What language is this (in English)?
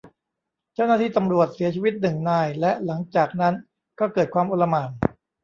Thai